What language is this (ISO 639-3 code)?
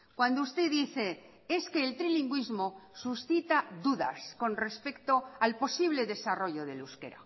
spa